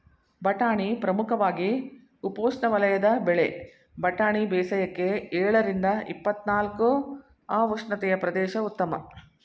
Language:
Kannada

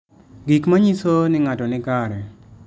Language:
Luo (Kenya and Tanzania)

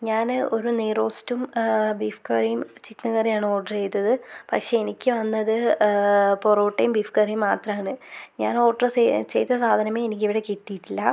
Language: Malayalam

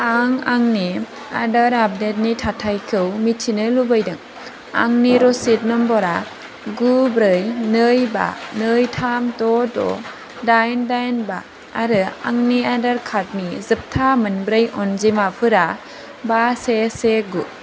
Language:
Bodo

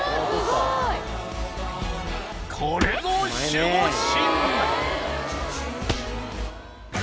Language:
Japanese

